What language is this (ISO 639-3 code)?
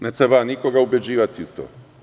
srp